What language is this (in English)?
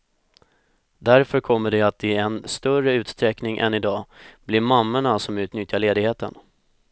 Swedish